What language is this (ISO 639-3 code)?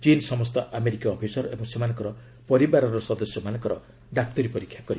ori